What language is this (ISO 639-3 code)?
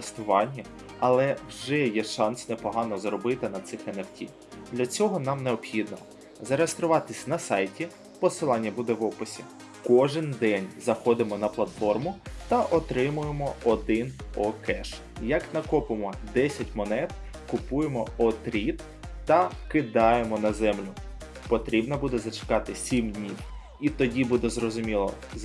ukr